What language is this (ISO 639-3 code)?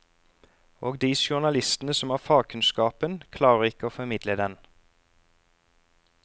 nor